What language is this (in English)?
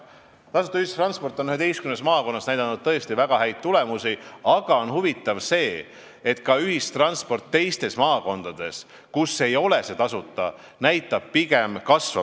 Estonian